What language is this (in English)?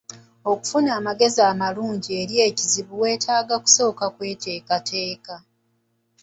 Ganda